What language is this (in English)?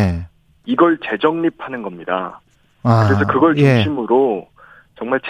Korean